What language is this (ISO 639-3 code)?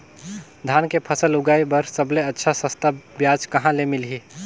hne